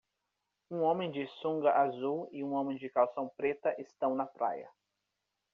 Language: Portuguese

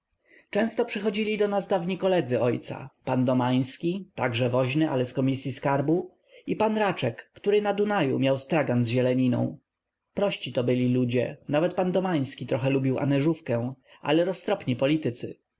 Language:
Polish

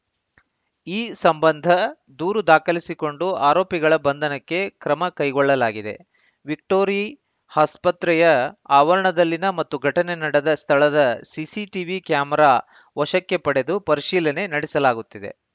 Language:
Kannada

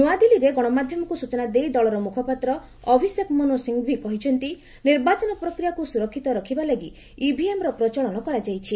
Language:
Odia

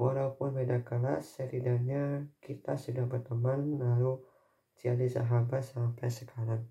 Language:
Indonesian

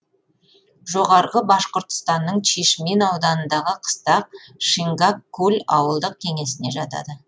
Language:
Kazakh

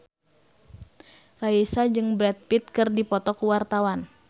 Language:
Sundanese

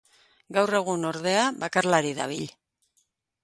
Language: Basque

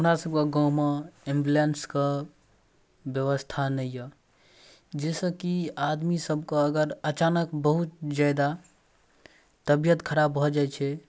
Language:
Maithili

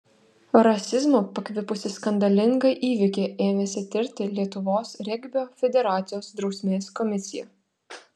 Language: Lithuanian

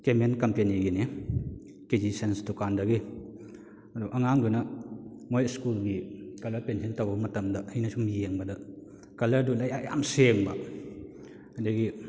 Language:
Manipuri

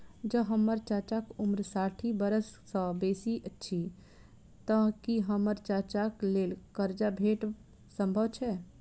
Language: Maithili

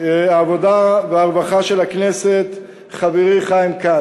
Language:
Hebrew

